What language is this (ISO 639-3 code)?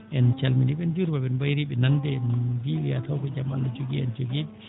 ful